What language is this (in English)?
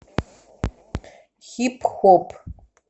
Russian